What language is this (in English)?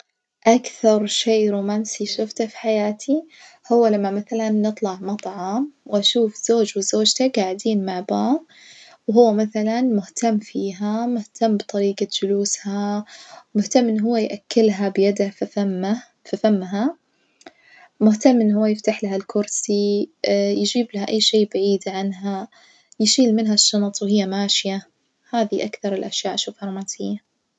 Najdi Arabic